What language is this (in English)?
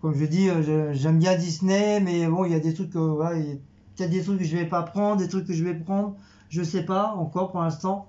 French